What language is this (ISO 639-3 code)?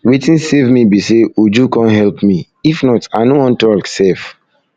pcm